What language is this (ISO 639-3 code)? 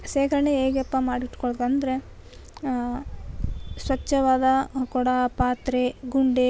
kan